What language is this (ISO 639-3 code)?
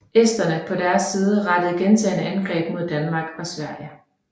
dan